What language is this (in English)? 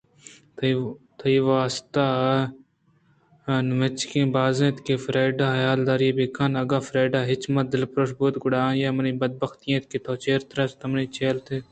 Eastern Balochi